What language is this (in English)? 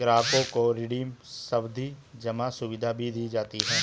Hindi